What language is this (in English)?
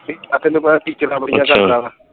Punjabi